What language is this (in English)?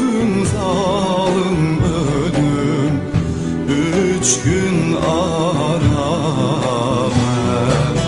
Turkish